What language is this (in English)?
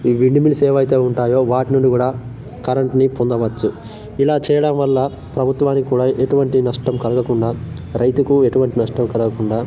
Telugu